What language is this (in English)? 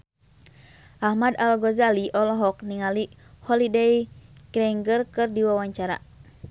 Sundanese